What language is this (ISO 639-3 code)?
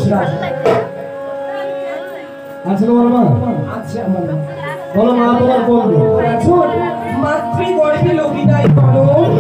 ara